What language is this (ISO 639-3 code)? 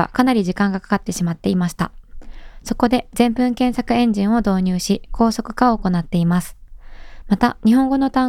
jpn